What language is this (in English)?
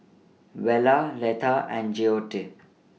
English